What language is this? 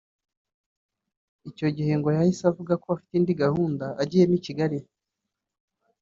Kinyarwanda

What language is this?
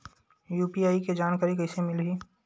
Chhattisgarhi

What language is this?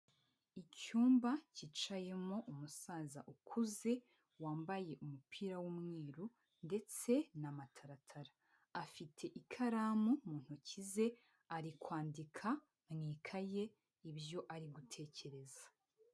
Kinyarwanda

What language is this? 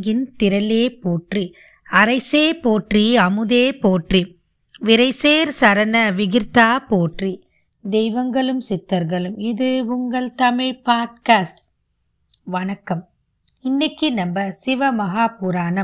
Tamil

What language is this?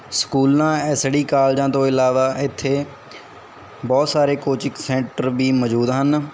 Punjabi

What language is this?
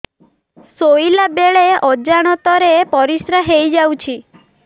Odia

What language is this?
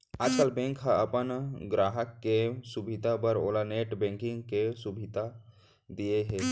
Chhattisgarhi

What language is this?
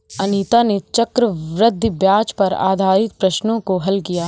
Hindi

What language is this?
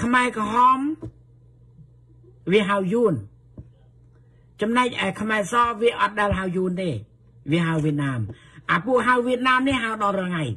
Thai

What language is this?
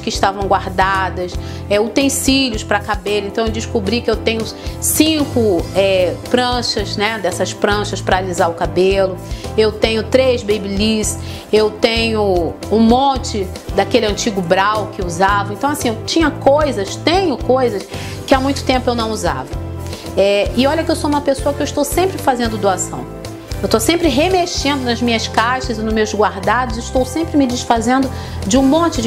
Portuguese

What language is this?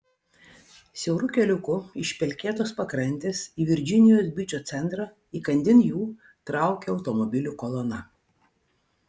Lithuanian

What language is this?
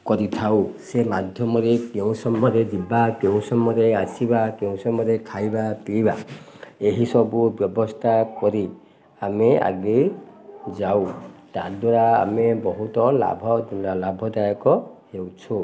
Odia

